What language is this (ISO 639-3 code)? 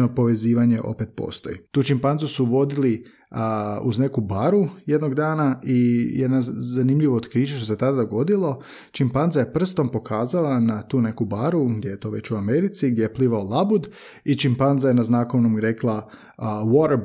hrv